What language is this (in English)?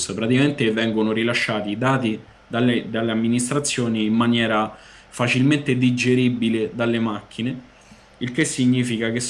Italian